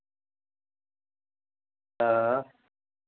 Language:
Dogri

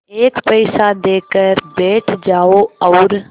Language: Hindi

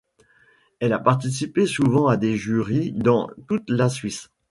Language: French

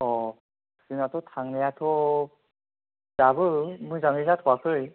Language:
Bodo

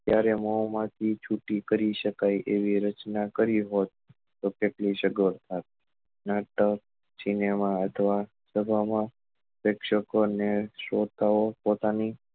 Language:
Gujarati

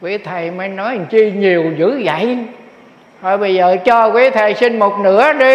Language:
Vietnamese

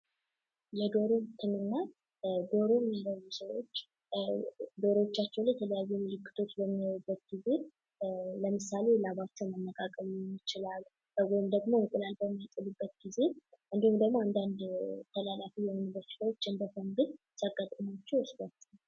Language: Amharic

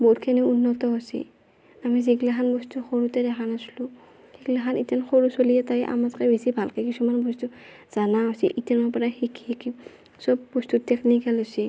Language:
Assamese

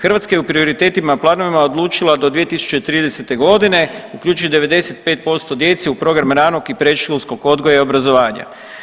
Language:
Croatian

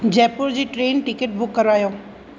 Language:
Sindhi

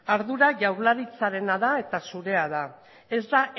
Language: Basque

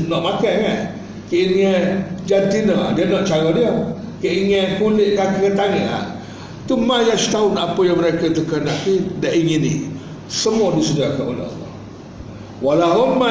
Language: Malay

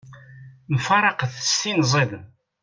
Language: Kabyle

